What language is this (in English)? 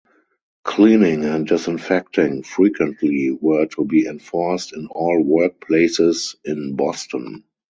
English